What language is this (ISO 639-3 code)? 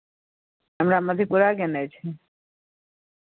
mai